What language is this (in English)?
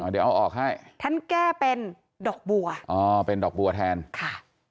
Thai